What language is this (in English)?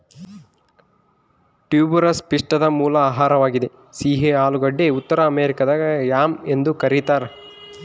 Kannada